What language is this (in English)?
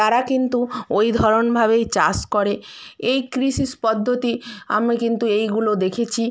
Bangla